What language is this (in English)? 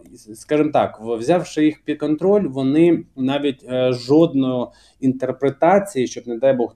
Ukrainian